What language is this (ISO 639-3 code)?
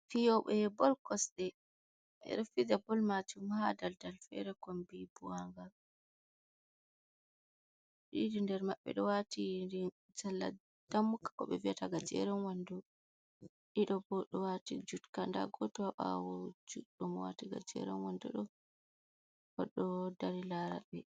ful